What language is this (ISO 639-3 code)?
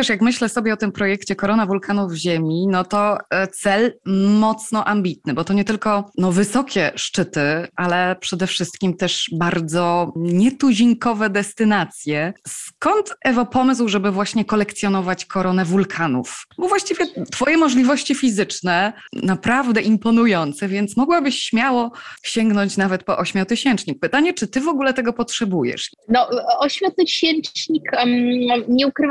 pol